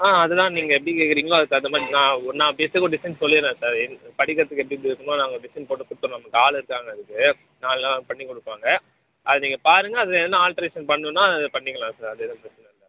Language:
Tamil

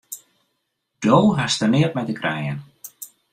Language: Western Frisian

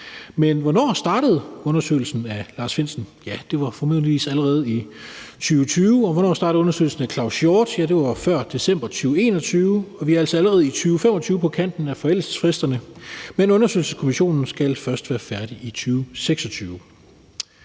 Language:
Danish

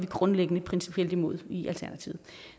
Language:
Danish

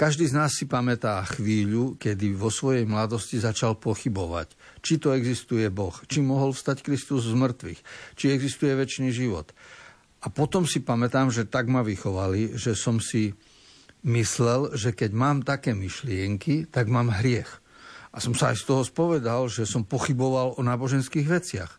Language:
Slovak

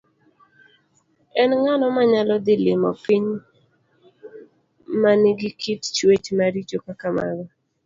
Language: Luo (Kenya and Tanzania)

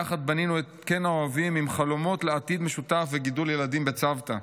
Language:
Hebrew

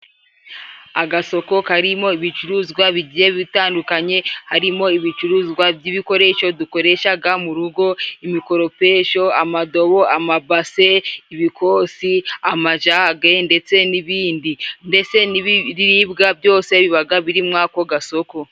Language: Kinyarwanda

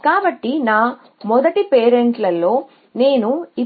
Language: Telugu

